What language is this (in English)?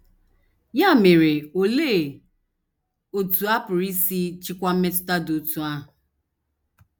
Igbo